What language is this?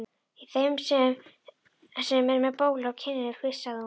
Icelandic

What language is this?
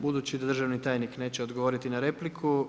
Croatian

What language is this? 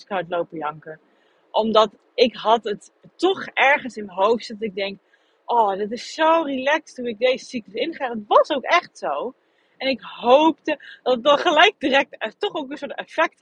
Dutch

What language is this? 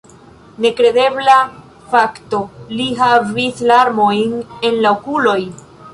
Esperanto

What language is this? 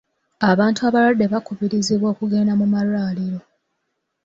Ganda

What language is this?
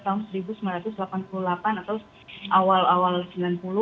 Indonesian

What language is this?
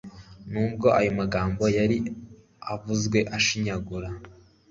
Kinyarwanda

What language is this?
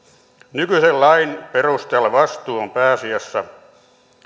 Finnish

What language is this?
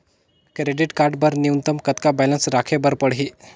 Chhattisgarhi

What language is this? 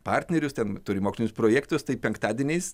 Lithuanian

